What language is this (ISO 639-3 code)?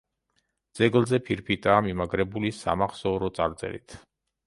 kat